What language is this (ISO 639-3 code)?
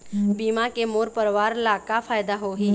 hne